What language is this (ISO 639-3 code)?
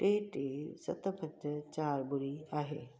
snd